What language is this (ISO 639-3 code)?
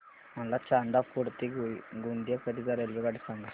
mar